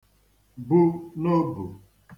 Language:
Igbo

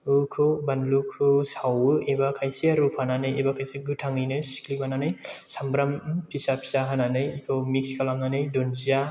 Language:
Bodo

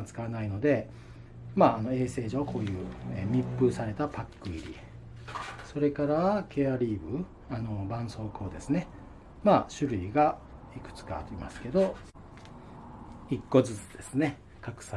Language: Japanese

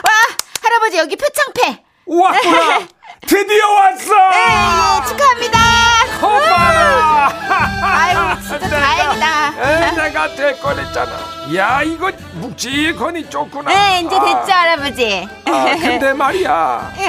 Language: Korean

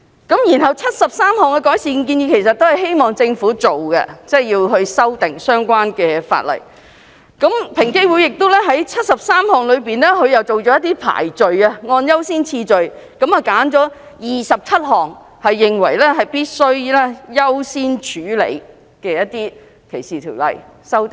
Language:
Cantonese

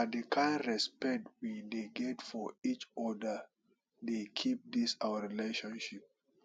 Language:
Nigerian Pidgin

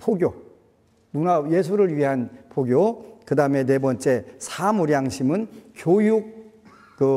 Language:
Korean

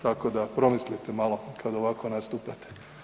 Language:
Croatian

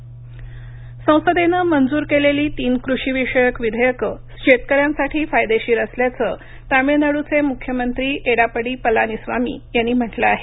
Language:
Marathi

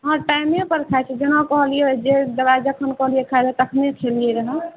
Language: Maithili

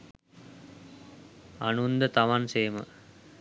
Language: Sinhala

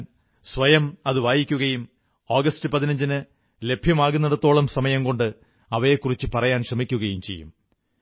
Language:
Malayalam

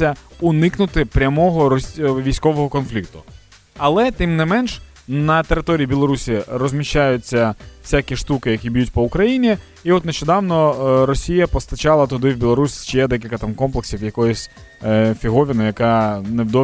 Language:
Ukrainian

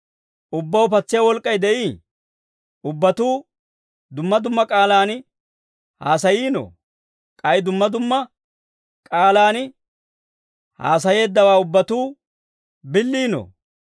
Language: Dawro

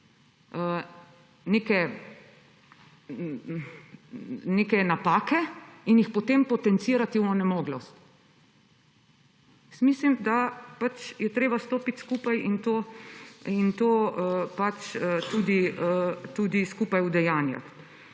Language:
Slovenian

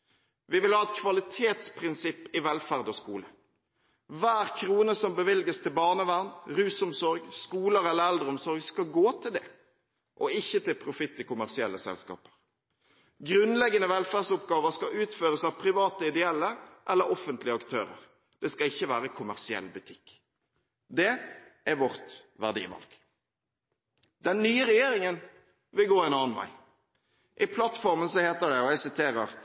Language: Norwegian Bokmål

